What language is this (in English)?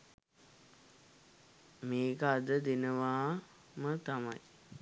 Sinhala